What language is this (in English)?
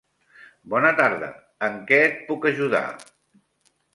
Catalan